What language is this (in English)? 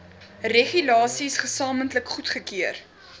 Afrikaans